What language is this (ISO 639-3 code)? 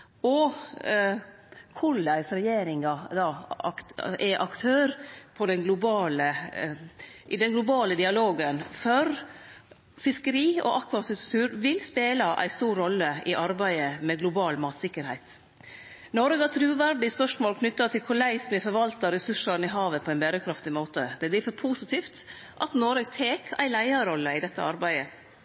nno